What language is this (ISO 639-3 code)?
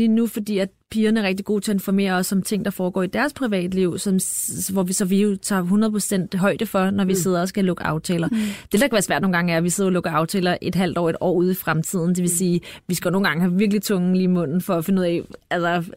dan